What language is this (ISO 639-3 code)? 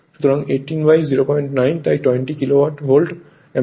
ben